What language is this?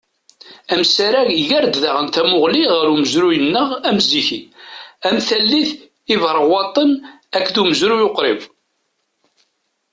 Kabyle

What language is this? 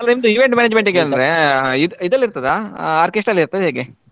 Kannada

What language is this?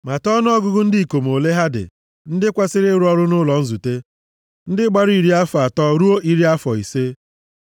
Igbo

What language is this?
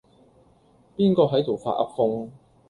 Cantonese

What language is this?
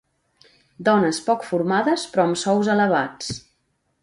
Catalan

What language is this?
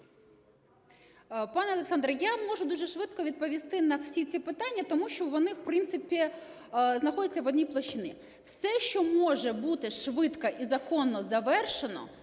Ukrainian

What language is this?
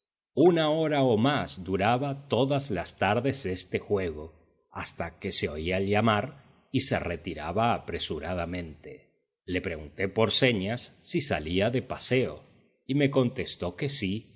Spanish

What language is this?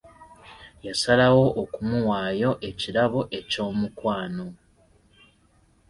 Ganda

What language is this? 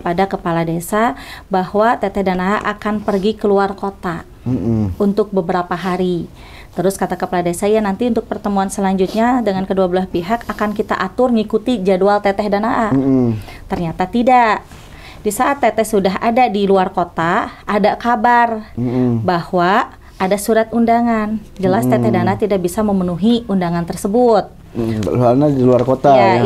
Indonesian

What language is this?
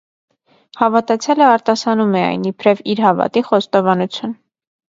Armenian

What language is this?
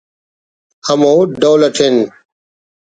Brahui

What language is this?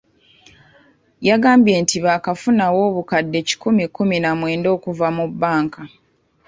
Ganda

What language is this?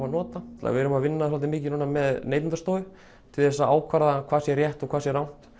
Icelandic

